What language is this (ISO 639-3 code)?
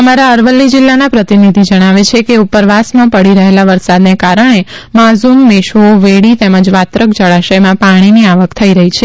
guj